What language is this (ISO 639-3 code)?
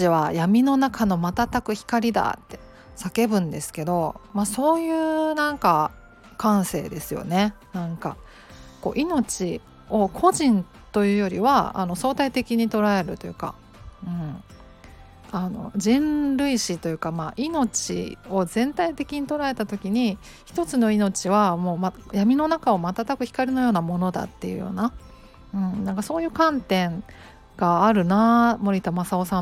jpn